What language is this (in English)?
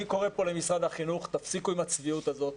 Hebrew